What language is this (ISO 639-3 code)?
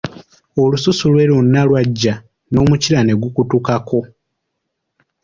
lug